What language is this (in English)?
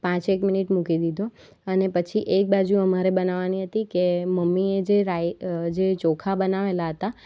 Gujarati